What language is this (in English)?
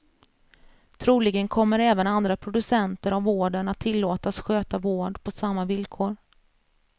Swedish